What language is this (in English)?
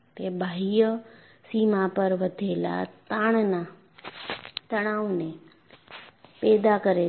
Gujarati